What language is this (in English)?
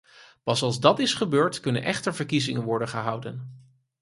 Dutch